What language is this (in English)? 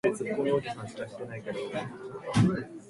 Japanese